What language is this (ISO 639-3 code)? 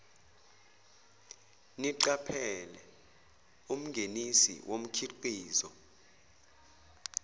zul